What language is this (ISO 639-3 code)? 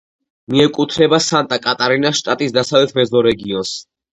kat